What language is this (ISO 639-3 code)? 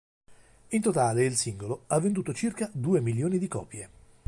ita